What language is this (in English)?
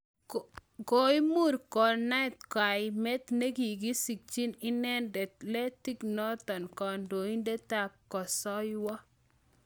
Kalenjin